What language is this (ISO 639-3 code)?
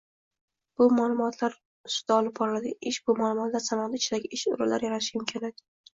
uzb